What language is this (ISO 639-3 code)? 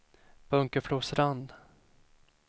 swe